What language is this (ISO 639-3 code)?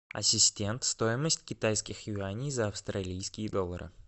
rus